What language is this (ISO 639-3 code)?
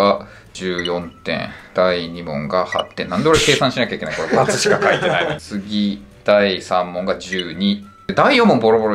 jpn